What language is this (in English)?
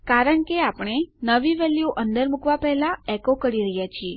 Gujarati